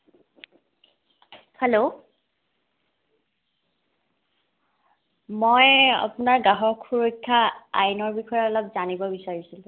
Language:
Assamese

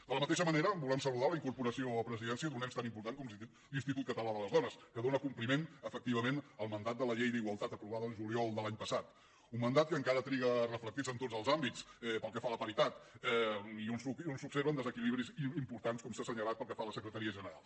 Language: Catalan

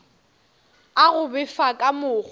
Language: Northern Sotho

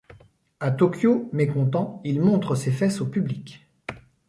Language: French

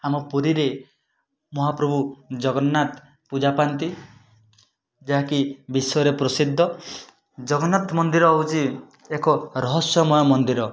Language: Odia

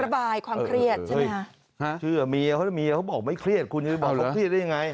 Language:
Thai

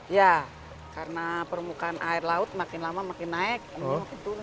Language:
Indonesian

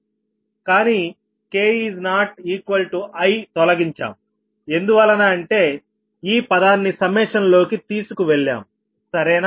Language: Telugu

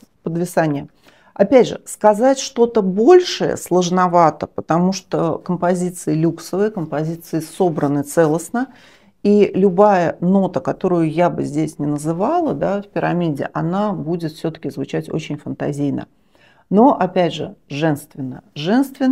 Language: Russian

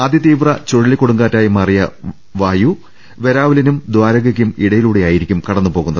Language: Malayalam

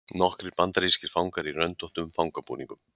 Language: Icelandic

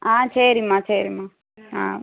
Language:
Tamil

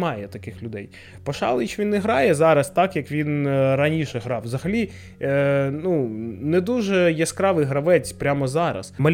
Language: Ukrainian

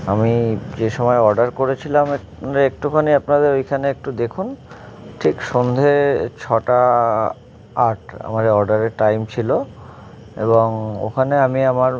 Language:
Bangla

